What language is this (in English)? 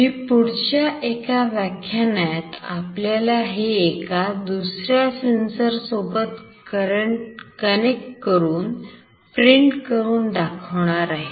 Marathi